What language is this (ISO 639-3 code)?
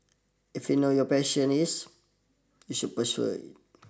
eng